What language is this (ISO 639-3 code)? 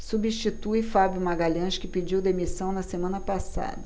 por